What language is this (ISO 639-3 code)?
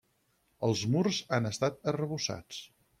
cat